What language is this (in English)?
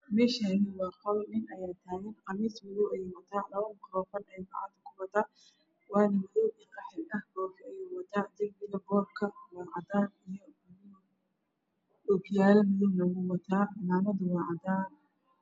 Somali